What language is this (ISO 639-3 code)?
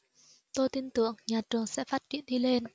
vie